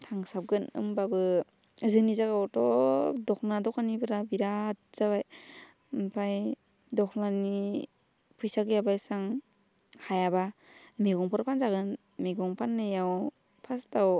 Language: Bodo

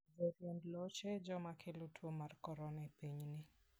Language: Luo (Kenya and Tanzania)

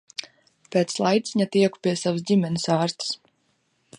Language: Latvian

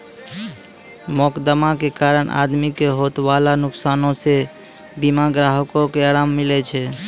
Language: Maithili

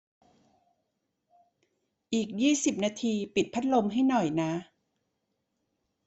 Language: Thai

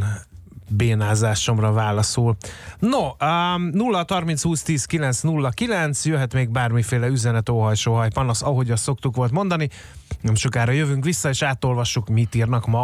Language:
Hungarian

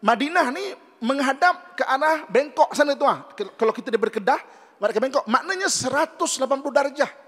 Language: Malay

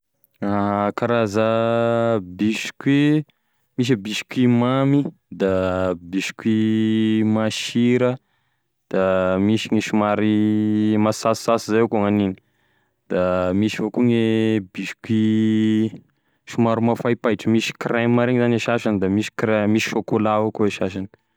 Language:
Tesaka Malagasy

